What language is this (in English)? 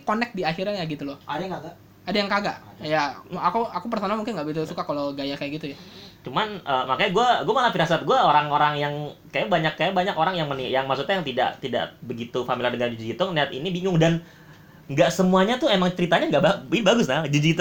Indonesian